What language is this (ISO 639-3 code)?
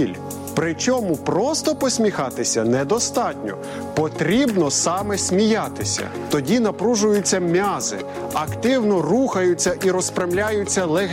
ukr